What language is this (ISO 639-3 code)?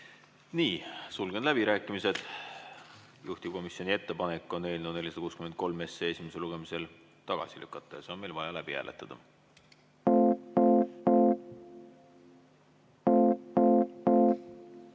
est